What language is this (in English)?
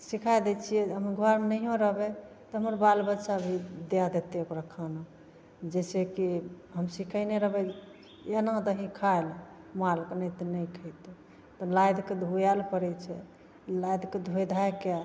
Maithili